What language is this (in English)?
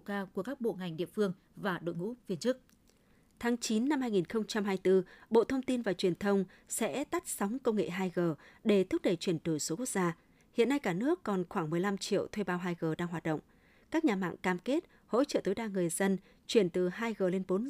Vietnamese